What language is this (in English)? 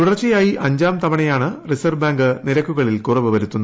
Malayalam